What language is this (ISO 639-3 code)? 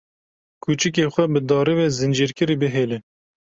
kur